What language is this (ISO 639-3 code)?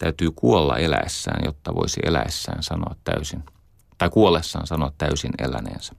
fin